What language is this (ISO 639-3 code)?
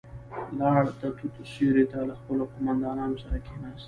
pus